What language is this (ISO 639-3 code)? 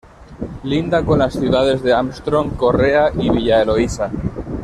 spa